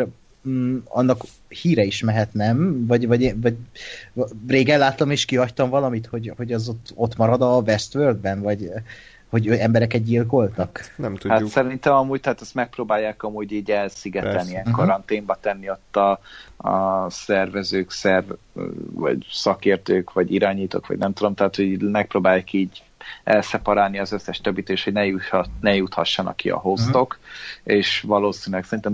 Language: Hungarian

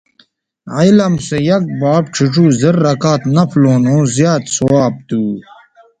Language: Bateri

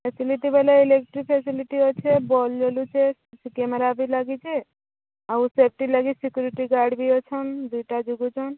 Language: Odia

